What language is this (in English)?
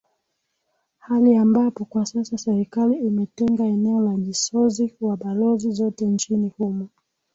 Swahili